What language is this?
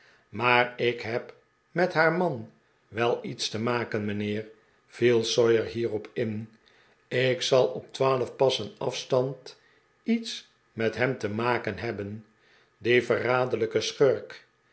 Dutch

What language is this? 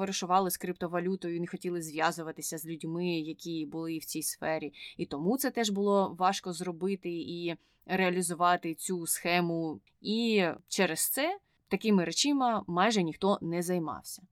Ukrainian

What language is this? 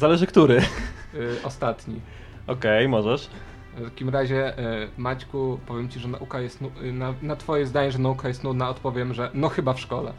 Polish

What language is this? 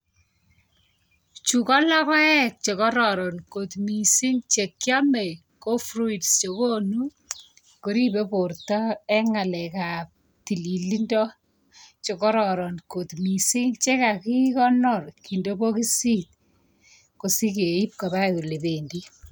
Kalenjin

